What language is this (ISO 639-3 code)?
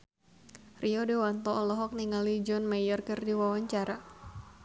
sun